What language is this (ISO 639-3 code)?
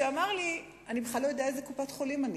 heb